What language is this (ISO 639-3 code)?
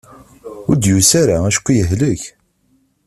kab